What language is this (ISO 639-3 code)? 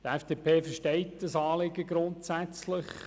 gsw